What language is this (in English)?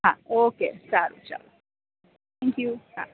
Gujarati